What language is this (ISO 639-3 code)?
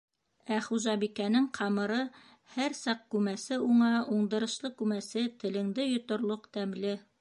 bak